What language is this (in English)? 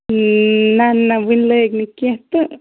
Kashmiri